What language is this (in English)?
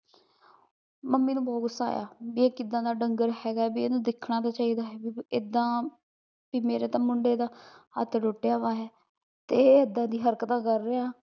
Punjabi